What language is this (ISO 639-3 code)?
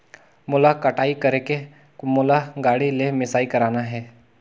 hne